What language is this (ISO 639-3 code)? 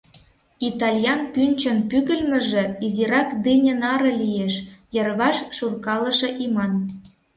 chm